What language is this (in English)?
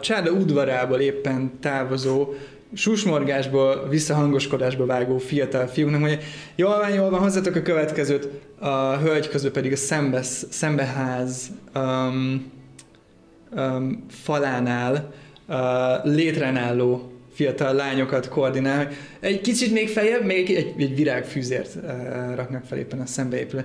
Hungarian